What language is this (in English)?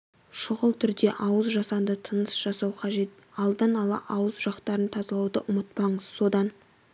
Kazakh